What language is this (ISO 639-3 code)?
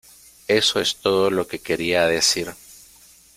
spa